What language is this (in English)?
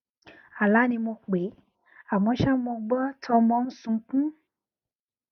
Yoruba